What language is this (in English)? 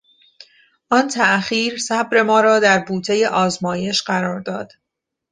Persian